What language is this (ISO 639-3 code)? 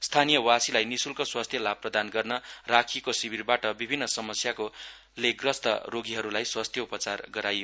nep